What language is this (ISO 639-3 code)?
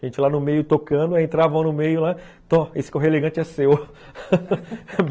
por